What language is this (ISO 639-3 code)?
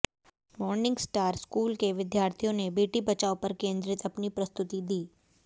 hin